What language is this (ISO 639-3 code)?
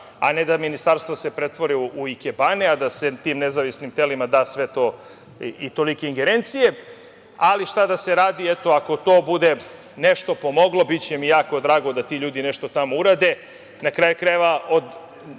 srp